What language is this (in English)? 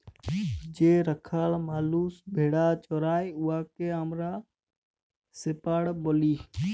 Bangla